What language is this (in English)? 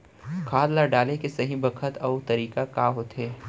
Chhattisgarhi